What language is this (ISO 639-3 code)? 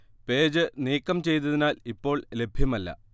mal